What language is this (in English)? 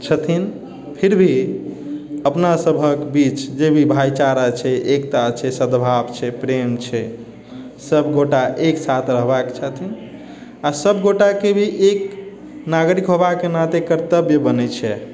Maithili